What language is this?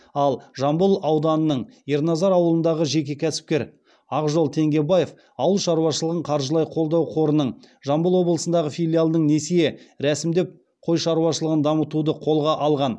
Kazakh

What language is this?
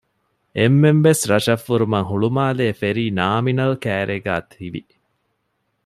Divehi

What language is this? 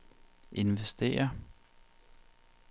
Danish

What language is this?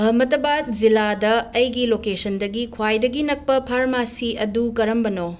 Manipuri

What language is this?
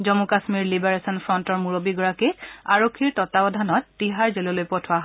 Assamese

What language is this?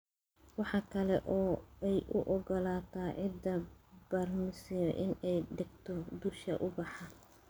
Somali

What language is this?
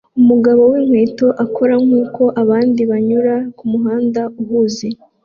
Kinyarwanda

